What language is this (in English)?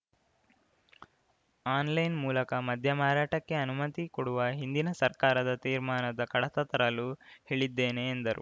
Kannada